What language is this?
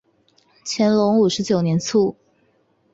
Chinese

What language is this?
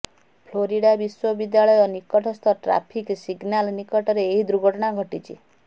Odia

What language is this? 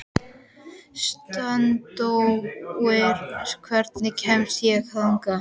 Icelandic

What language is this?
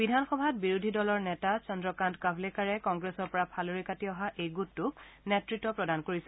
Assamese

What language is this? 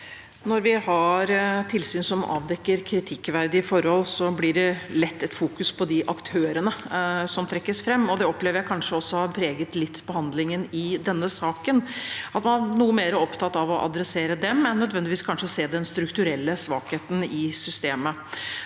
Norwegian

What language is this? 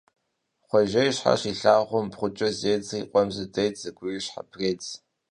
Kabardian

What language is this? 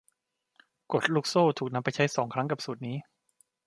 Thai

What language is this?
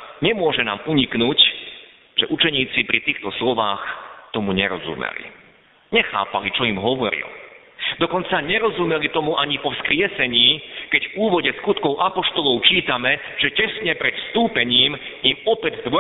Slovak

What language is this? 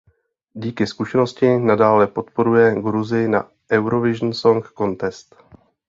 Czech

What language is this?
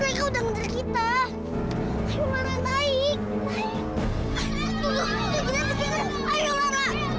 Indonesian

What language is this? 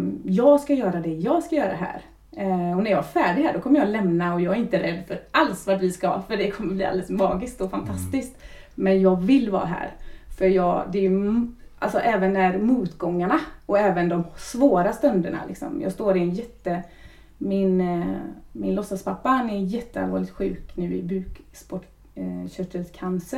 Swedish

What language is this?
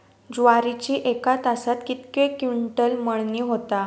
Marathi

